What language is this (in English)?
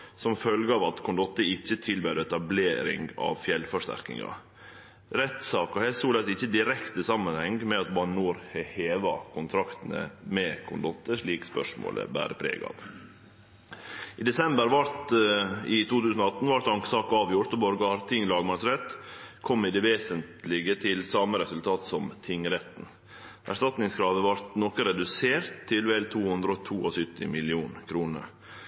Norwegian Nynorsk